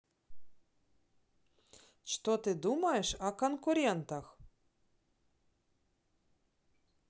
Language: Russian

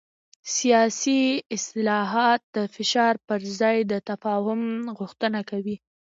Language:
Pashto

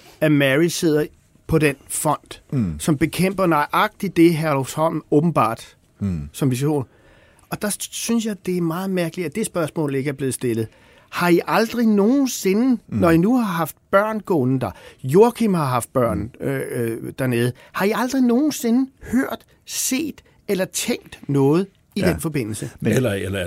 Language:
Danish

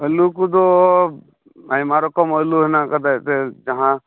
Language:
Santali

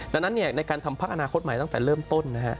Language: Thai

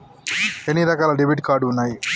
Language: Telugu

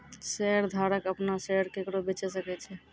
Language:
Maithili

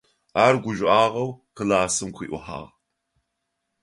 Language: Adyghe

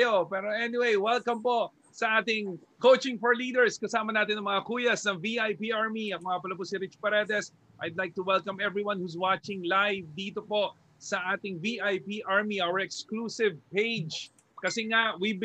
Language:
Filipino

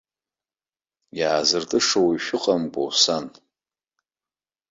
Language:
Abkhazian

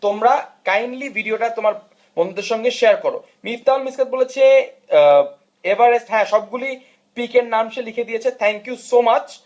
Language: Bangla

